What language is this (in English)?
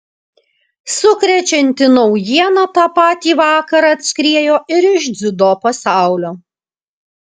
Lithuanian